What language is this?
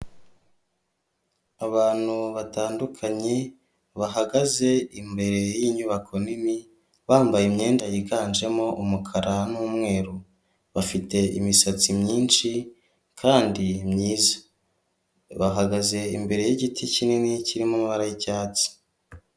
Kinyarwanda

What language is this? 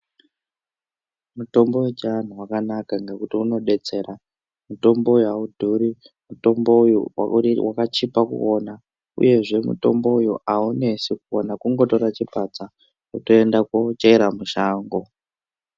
Ndau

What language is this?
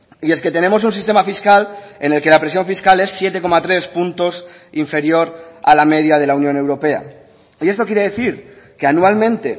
Spanish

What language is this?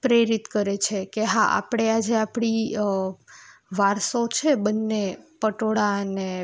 Gujarati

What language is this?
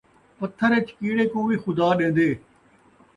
Saraiki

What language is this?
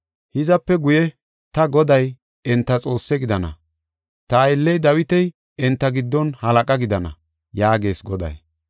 Gofa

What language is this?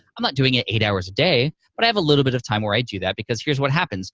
English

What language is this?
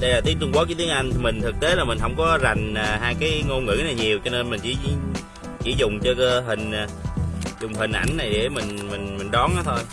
Vietnamese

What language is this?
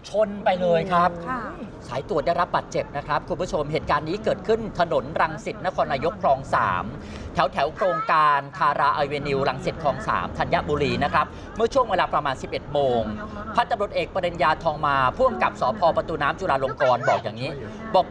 Thai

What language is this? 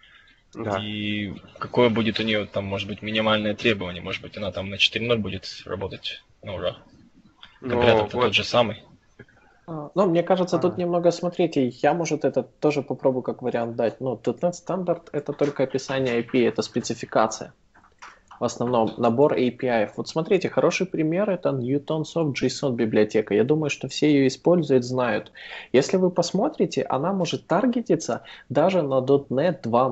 Russian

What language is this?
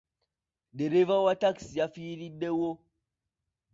Ganda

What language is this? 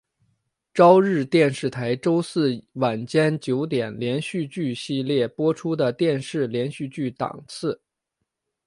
Chinese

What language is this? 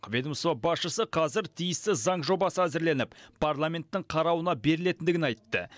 Kazakh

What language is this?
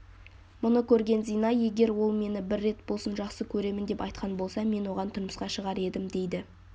Kazakh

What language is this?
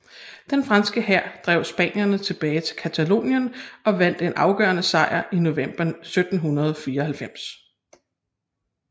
Danish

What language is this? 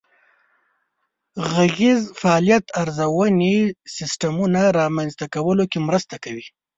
Pashto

